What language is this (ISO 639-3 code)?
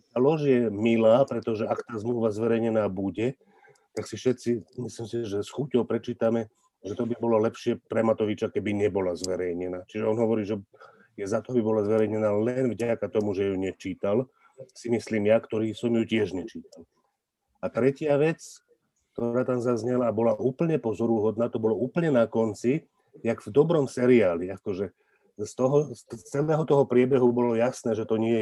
slk